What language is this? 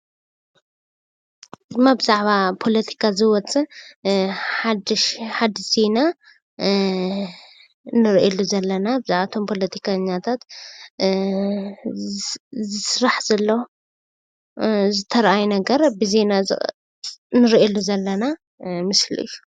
Tigrinya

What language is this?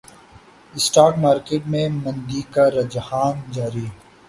Urdu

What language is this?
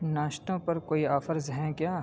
Urdu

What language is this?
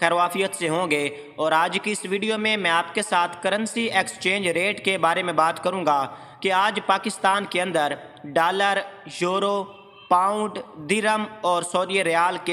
Hindi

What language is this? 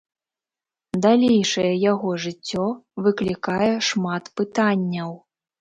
Belarusian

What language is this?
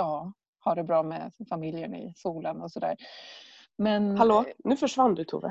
Swedish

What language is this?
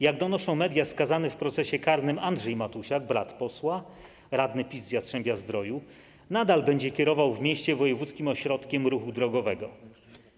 Polish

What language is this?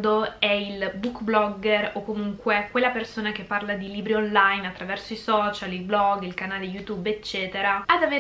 Italian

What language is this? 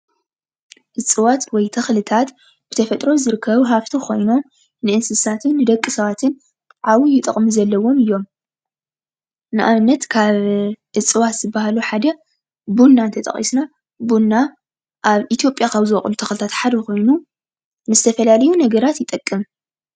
Tigrinya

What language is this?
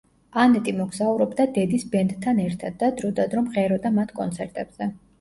Georgian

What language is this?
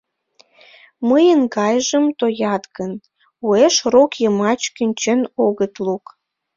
Mari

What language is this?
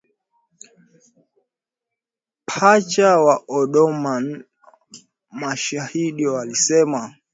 Swahili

